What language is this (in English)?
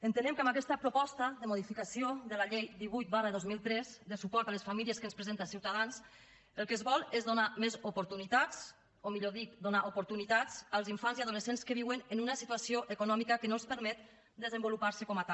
Catalan